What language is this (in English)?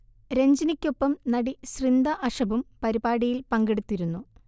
Malayalam